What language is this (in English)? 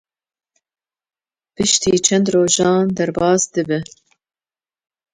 Kurdish